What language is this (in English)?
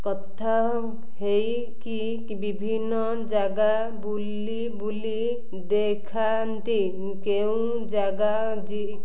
Odia